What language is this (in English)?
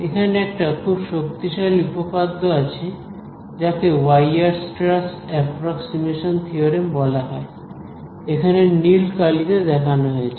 Bangla